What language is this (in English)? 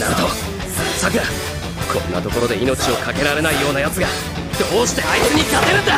Japanese